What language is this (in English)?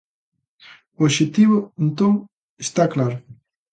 Galician